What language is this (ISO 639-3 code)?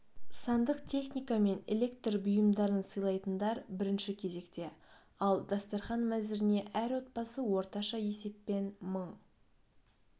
kaz